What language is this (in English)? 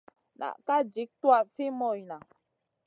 Masana